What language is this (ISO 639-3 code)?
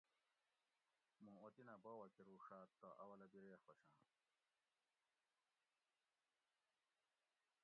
gwc